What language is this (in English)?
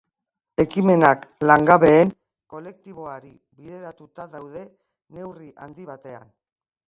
Basque